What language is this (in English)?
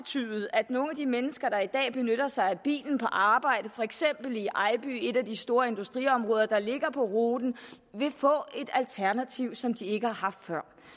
Danish